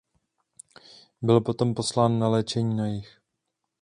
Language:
Czech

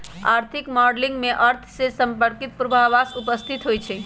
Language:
Magahi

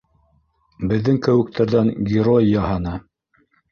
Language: Bashkir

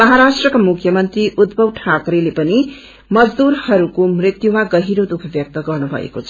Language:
Nepali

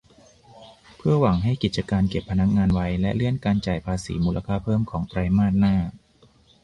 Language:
Thai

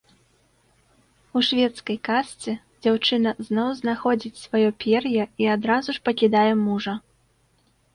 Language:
Belarusian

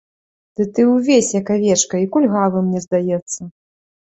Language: Belarusian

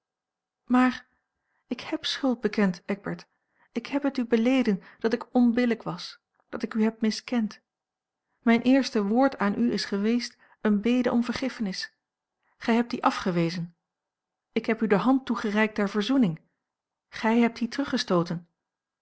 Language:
Dutch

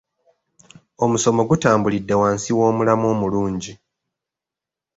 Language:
Ganda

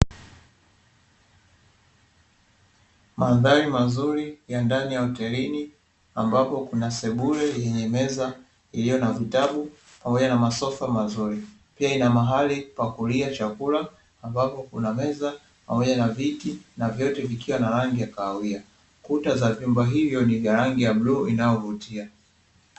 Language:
Swahili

